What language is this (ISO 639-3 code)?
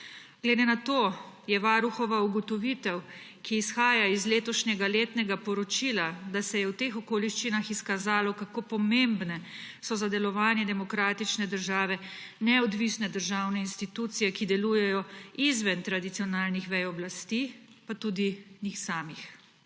slv